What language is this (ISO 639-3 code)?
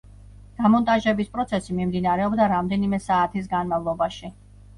kat